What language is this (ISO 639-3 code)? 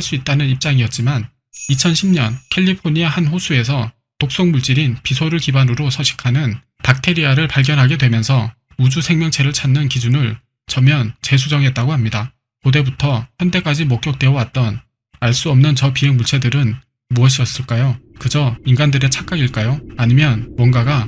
kor